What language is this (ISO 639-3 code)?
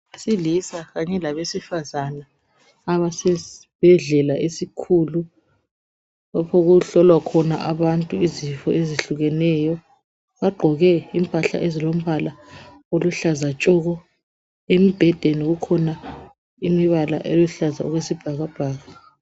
nde